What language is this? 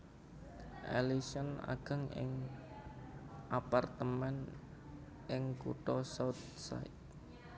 Javanese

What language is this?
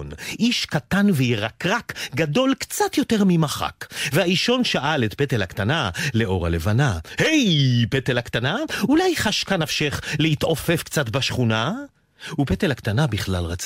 Hebrew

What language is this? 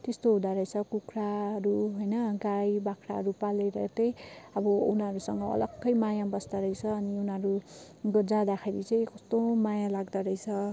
Nepali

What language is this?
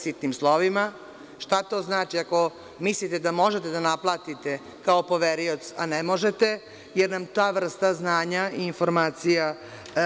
Serbian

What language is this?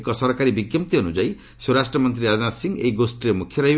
Odia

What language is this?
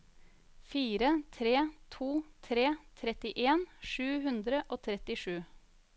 Norwegian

